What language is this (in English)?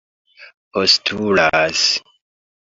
Esperanto